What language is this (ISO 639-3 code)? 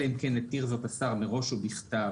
heb